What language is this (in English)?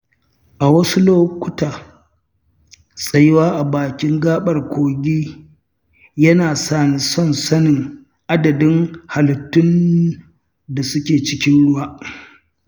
Hausa